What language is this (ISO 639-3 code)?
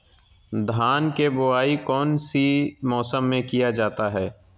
mag